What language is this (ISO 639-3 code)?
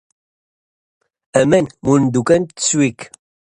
nld